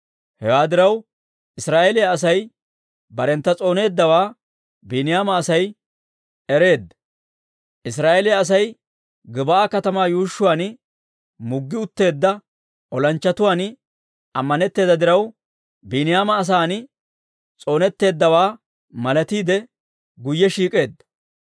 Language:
Dawro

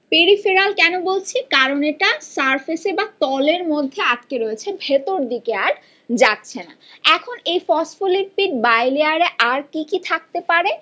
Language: Bangla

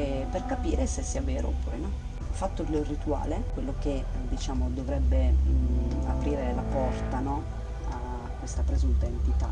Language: Italian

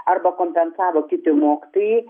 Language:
Lithuanian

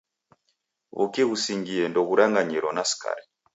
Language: Taita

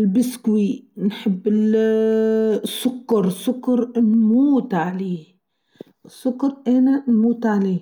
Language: Tunisian Arabic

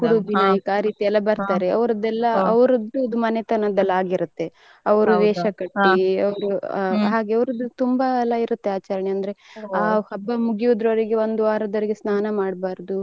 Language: Kannada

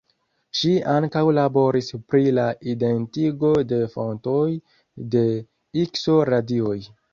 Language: Esperanto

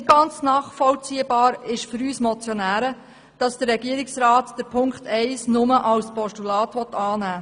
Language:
Swiss German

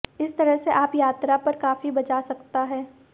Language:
Hindi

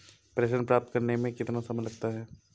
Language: Hindi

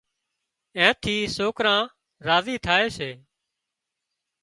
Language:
Wadiyara Koli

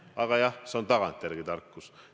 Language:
Estonian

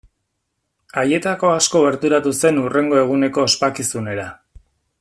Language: Basque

